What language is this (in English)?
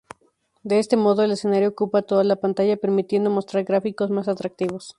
Spanish